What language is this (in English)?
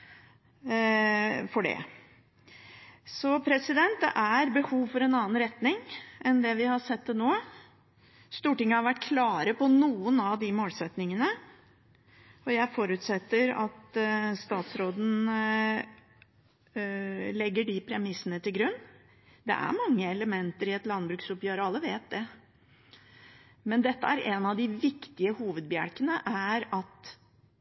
Norwegian Bokmål